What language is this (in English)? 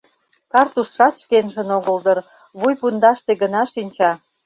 Mari